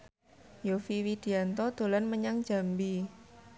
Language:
Javanese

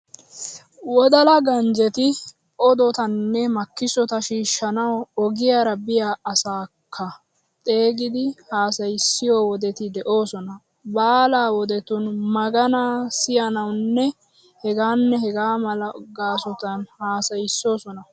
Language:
Wolaytta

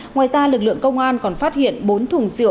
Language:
Vietnamese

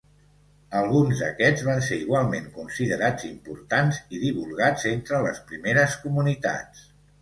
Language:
Catalan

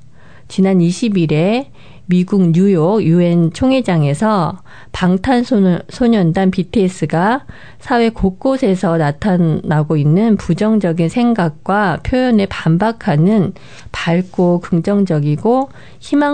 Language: Korean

